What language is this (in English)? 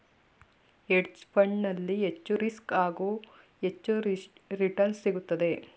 Kannada